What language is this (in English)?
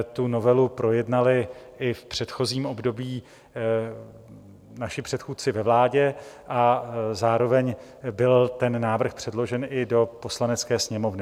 Czech